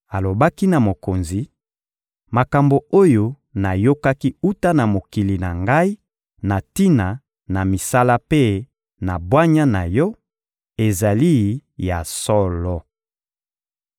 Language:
Lingala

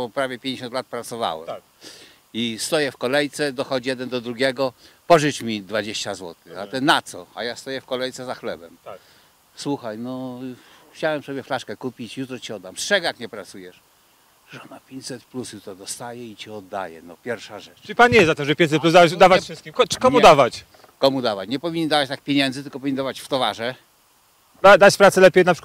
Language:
Polish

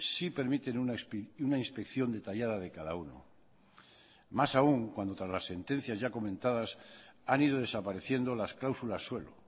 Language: Spanish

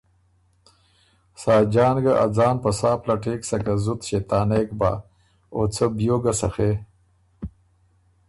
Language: Ormuri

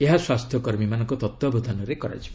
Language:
Odia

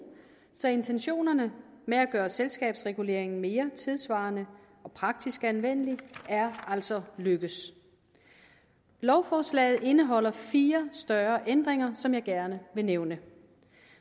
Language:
Danish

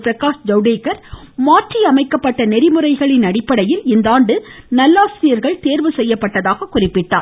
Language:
Tamil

